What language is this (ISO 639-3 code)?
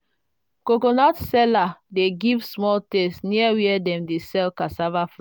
pcm